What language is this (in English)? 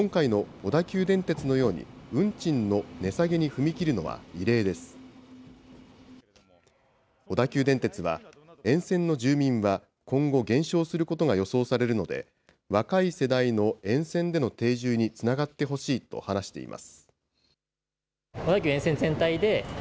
Japanese